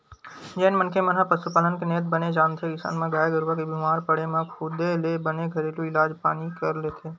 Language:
Chhattisgarhi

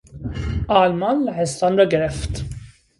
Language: Persian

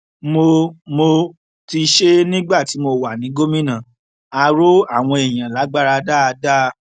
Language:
Yoruba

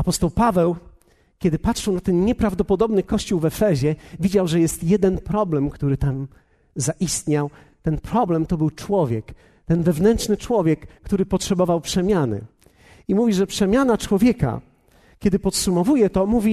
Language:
Polish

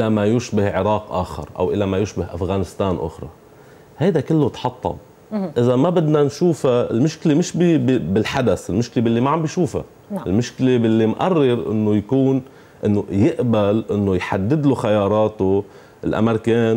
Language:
Arabic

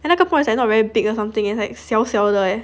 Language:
English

